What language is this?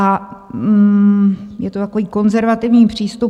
Czech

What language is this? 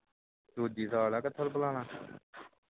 Punjabi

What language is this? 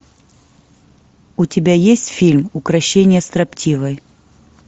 Russian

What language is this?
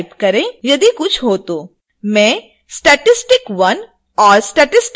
Hindi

